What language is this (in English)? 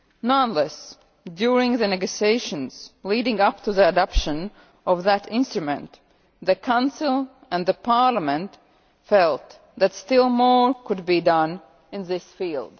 English